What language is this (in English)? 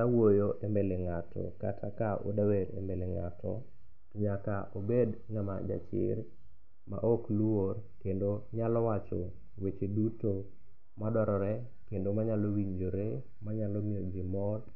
Luo (Kenya and Tanzania)